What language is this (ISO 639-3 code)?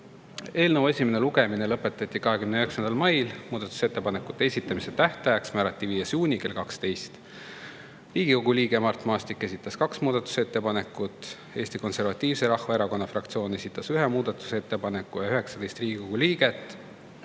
est